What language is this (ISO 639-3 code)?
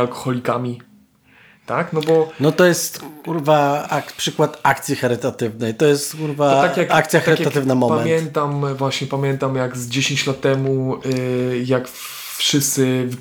pol